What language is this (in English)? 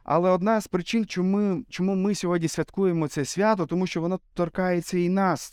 Ukrainian